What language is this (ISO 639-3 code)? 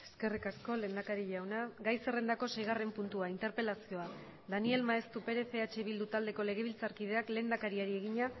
eus